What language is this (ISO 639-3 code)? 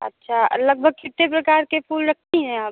hin